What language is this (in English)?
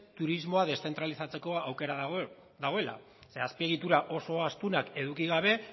Basque